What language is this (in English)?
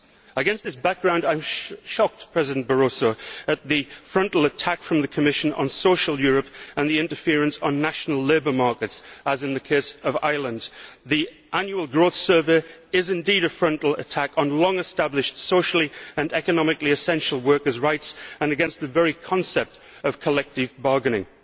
English